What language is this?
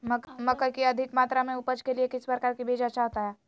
Magahi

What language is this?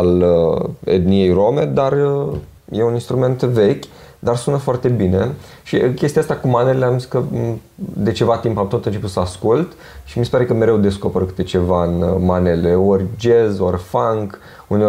Romanian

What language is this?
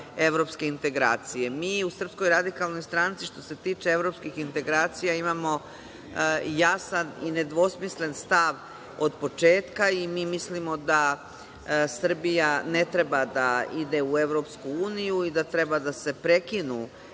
Serbian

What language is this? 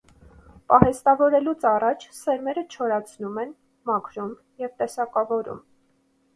Armenian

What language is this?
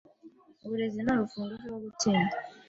Kinyarwanda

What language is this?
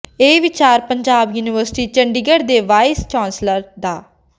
Punjabi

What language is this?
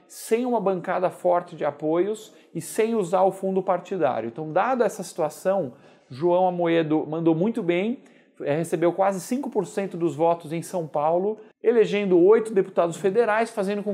Portuguese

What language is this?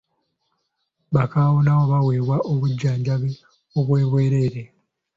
Ganda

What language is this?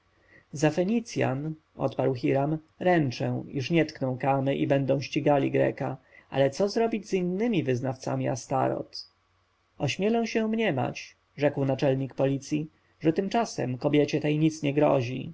Polish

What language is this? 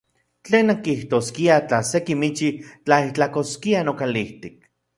Central Puebla Nahuatl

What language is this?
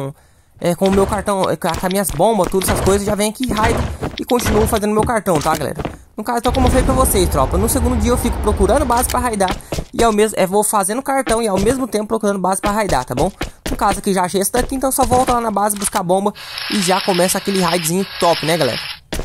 Portuguese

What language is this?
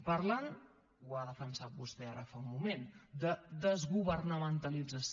Catalan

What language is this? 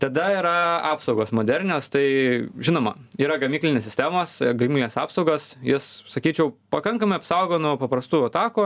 Lithuanian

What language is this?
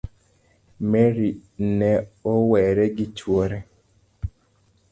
Luo (Kenya and Tanzania)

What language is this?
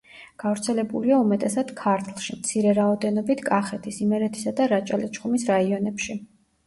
Georgian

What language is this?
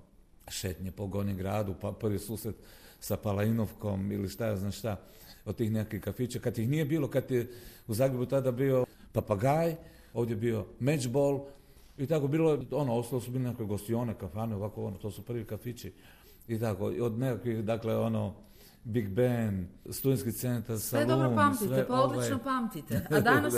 Croatian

